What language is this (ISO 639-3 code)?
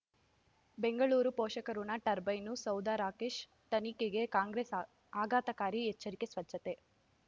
kan